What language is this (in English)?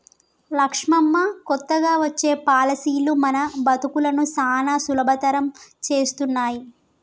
Telugu